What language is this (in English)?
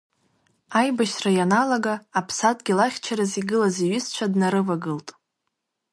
Abkhazian